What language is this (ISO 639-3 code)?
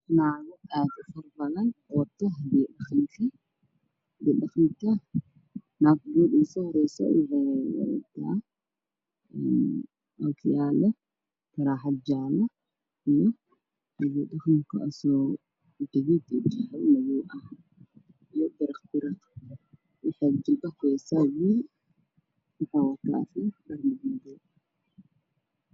som